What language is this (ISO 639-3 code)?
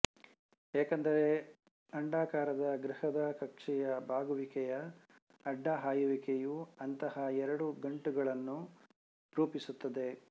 kan